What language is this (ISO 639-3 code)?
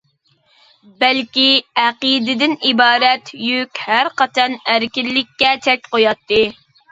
uig